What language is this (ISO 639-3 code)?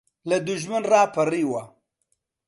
ckb